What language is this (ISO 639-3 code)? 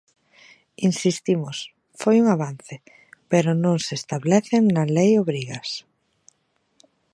glg